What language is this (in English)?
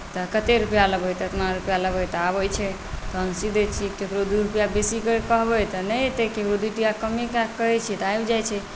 Maithili